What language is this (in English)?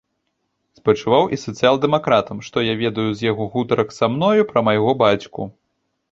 Belarusian